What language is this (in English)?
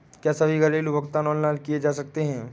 Hindi